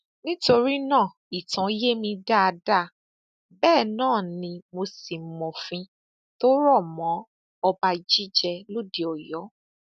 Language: Yoruba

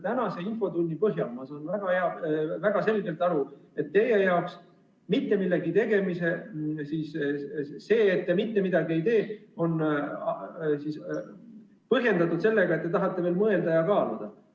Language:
Estonian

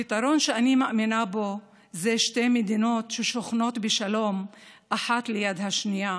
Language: Hebrew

